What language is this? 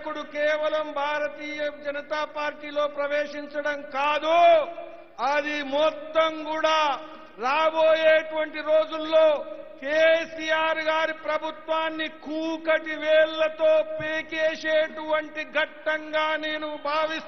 Hindi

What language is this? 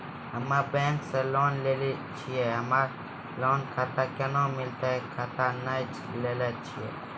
Maithili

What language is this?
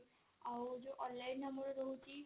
Odia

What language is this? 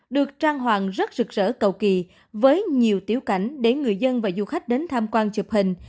Vietnamese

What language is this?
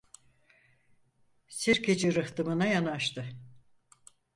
Turkish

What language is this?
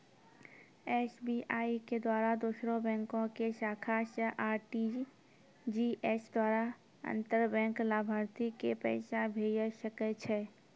Maithili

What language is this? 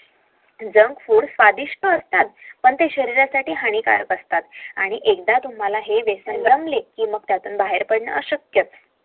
Marathi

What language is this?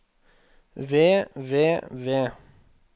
Norwegian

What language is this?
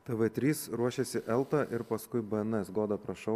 Lithuanian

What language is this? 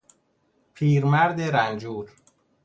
Persian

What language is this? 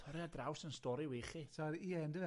Welsh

